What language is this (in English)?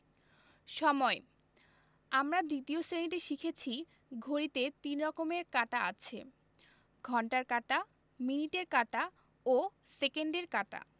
Bangla